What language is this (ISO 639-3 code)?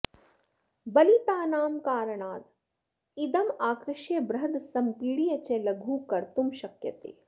san